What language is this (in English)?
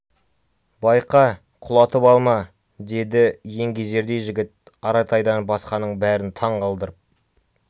Kazakh